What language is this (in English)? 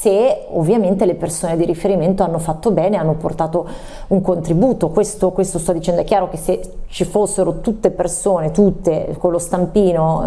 Italian